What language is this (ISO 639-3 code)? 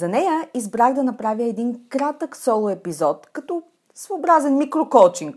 bul